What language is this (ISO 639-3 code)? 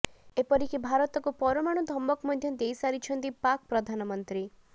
ori